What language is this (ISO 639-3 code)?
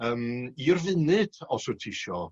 cym